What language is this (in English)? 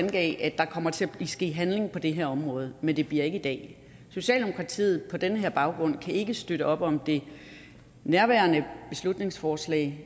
Danish